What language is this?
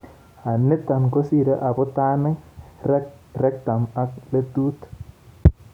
Kalenjin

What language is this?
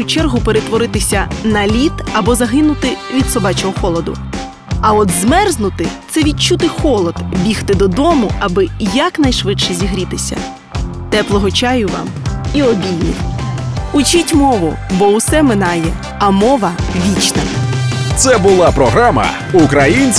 Ukrainian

